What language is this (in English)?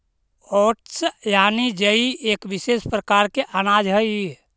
Magahi